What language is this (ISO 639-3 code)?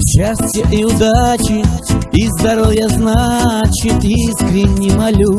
rus